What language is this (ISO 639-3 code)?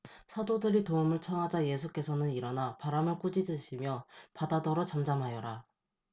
kor